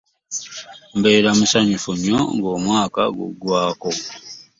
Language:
Ganda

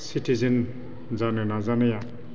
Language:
Bodo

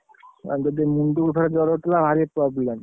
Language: Odia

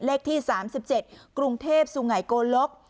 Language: Thai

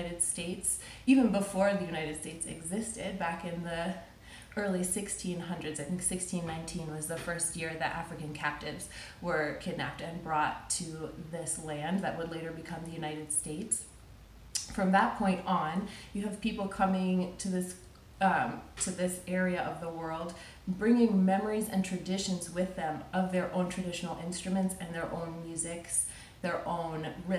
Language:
English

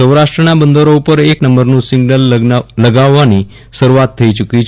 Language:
Gujarati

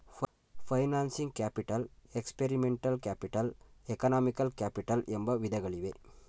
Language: Kannada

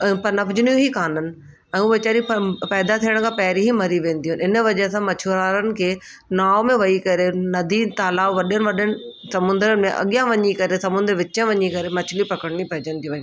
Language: Sindhi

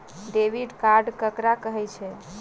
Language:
Maithili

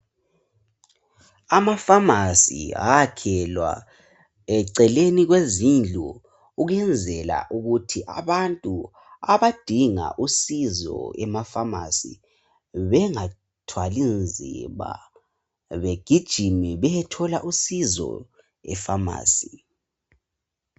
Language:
North Ndebele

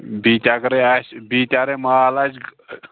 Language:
Kashmiri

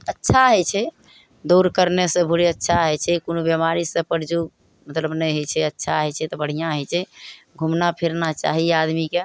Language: Maithili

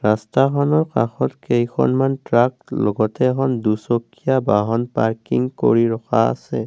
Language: Assamese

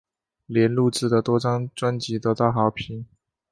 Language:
Chinese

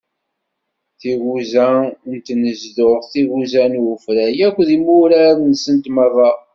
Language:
Kabyle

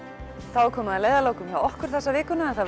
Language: Icelandic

